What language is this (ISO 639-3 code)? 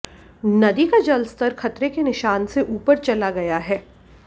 hin